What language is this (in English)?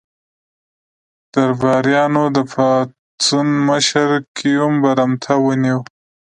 Pashto